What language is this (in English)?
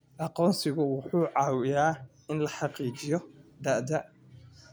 Somali